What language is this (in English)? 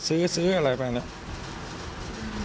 Thai